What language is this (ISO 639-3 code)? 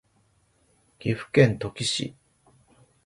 jpn